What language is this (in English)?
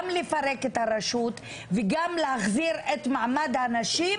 Hebrew